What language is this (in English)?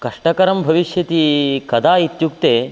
Sanskrit